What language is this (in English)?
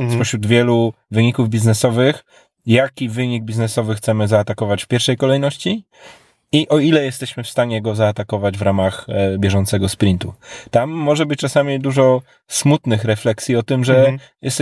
Polish